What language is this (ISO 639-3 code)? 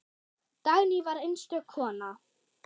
isl